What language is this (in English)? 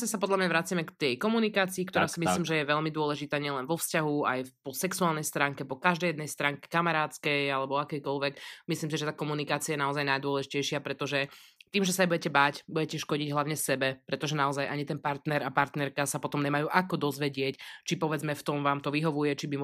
Slovak